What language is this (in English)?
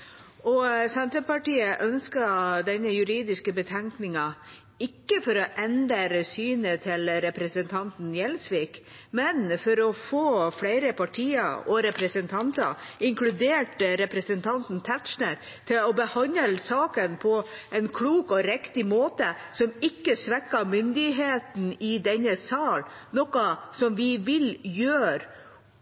Norwegian Bokmål